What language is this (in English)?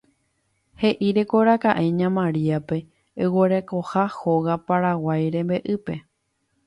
Guarani